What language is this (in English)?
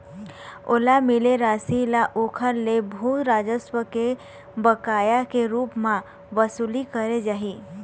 Chhattisgarhi